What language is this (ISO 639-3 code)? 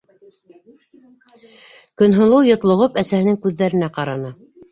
bak